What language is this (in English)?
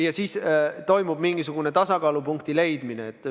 Estonian